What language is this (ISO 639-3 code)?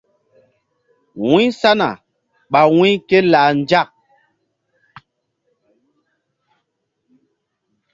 mdd